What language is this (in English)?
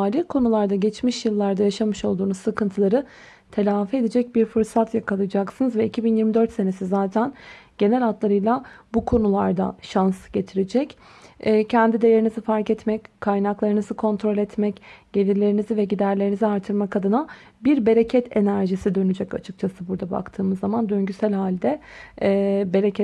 Turkish